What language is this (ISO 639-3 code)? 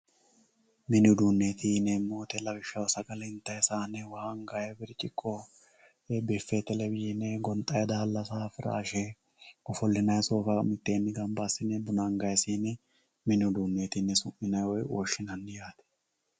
sid